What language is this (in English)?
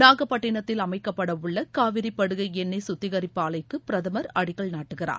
Tamil